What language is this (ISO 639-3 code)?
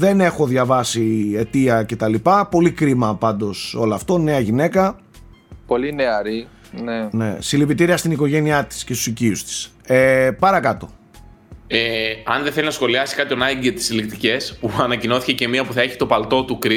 ell